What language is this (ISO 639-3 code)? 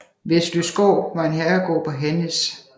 dan